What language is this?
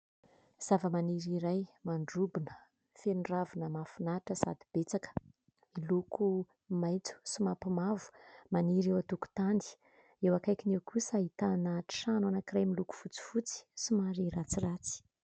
Malagasy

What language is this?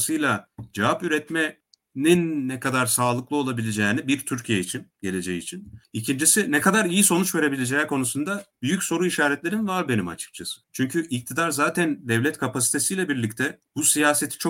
Turkish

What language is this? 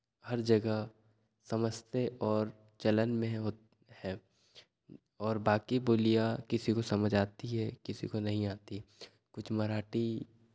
Hindi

